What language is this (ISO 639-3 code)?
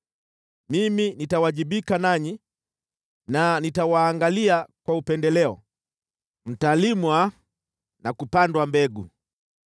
swa